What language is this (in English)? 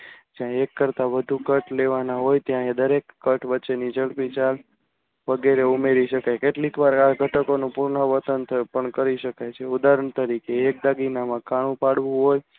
Gujarati